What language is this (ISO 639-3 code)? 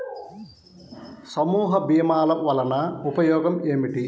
tel